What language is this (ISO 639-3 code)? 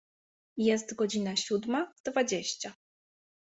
pol